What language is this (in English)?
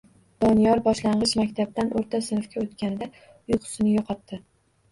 Uzbek